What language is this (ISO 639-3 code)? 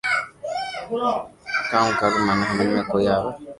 lrk